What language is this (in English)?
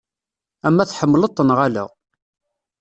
Kabyle